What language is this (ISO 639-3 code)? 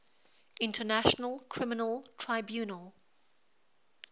eng